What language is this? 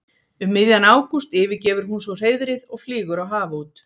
Icelandic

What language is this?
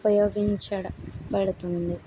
Telugu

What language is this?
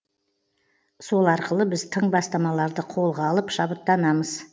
Kazakh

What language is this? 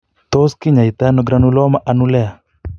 Kalenjin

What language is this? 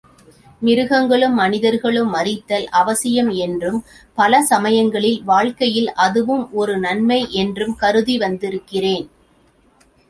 Tamil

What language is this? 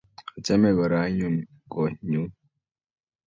Kalenjin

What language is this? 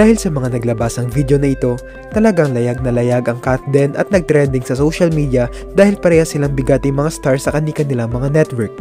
Filipino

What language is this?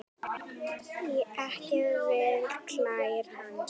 Icelandic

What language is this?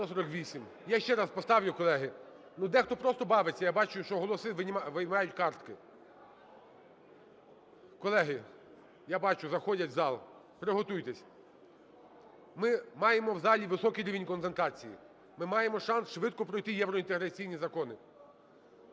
Ukrainian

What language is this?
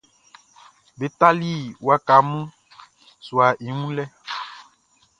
Baoulé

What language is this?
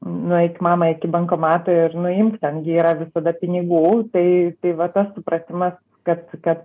Lithuanian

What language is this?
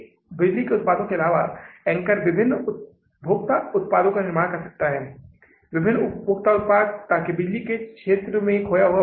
Hindi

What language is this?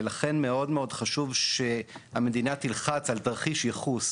Hebrew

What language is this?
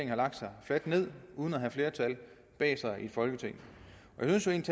Danish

